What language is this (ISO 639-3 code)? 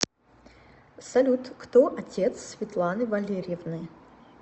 rus